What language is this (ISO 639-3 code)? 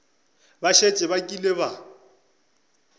nso